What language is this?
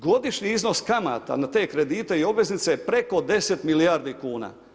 Croatian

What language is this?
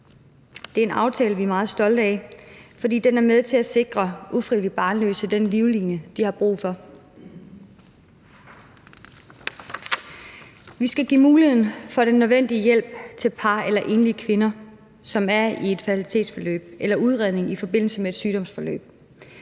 Danish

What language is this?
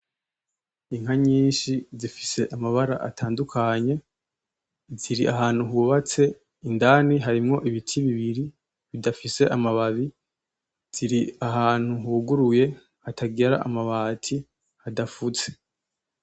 Rundi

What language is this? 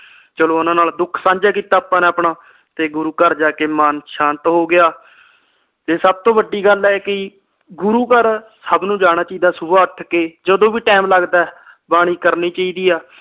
Punjabi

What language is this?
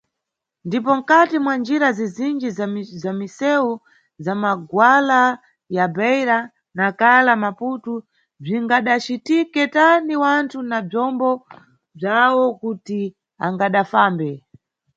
Nyungwe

